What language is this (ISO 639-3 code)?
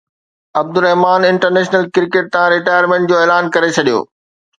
snd